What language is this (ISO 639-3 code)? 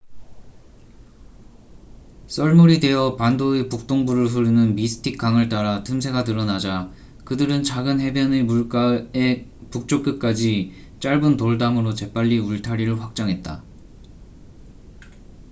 kor